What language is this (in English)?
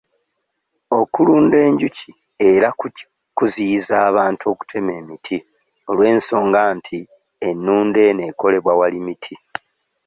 Ganda